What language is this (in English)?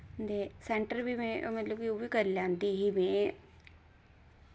Dogri